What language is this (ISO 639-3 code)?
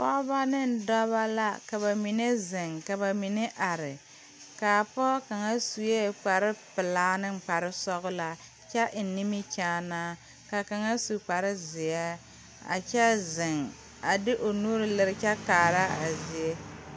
dga